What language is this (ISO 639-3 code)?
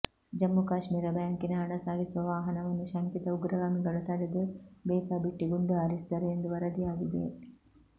kan